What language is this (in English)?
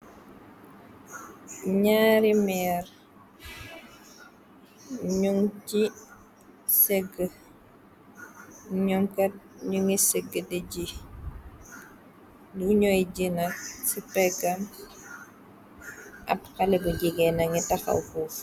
Wolof